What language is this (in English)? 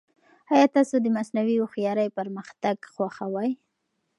Pashto